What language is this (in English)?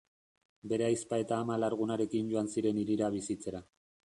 Basque